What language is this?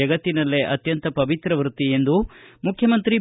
Kannada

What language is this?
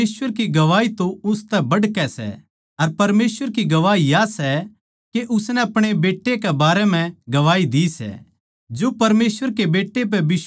Haryanvi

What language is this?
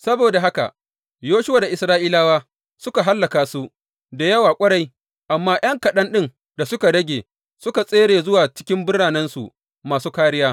Hausa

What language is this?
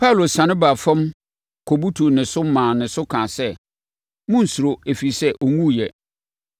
Akan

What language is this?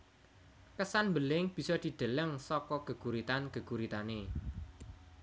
Javanese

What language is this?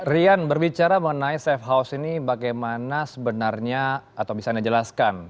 Indonesian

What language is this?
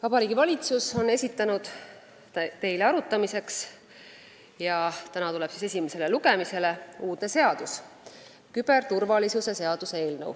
Estonian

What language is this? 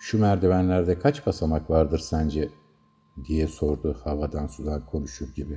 Turkish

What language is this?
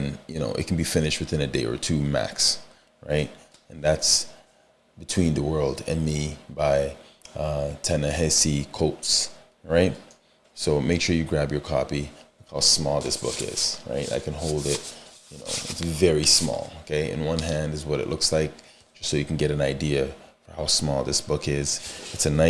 English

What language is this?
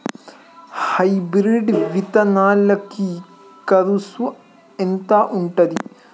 Telugu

